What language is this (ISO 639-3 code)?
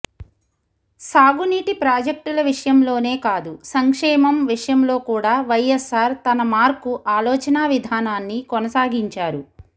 tel